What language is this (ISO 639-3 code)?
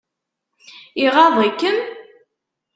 kab